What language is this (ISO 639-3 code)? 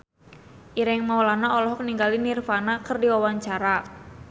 sun